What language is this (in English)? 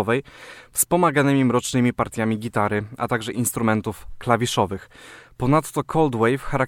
Polish